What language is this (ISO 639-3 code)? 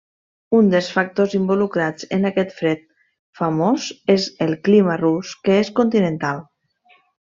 cat